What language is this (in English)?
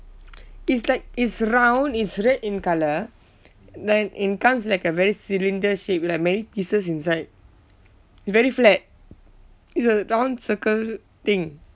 English